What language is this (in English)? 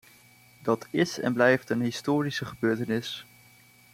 Dutch